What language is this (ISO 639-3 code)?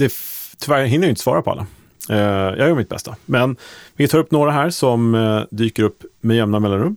swe